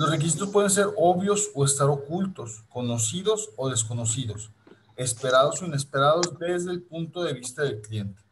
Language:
Spanish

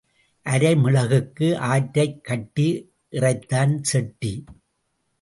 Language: Tamil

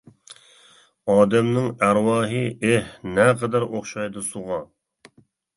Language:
Uyghur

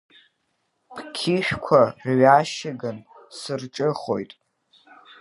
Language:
Abkhazian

